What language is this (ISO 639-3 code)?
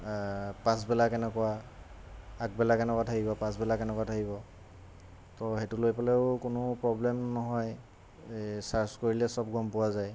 asm